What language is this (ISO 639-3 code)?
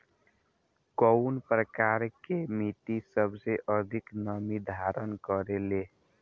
bho